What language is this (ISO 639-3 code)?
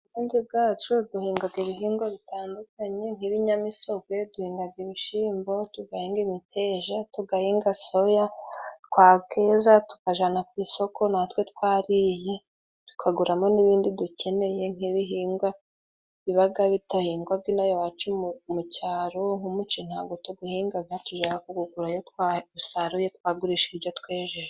kin